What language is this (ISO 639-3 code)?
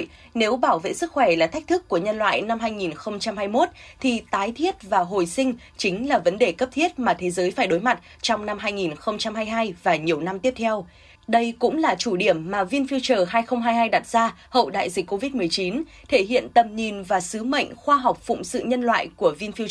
vie